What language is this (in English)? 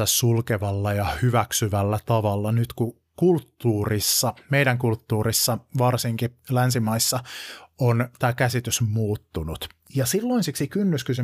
Finnish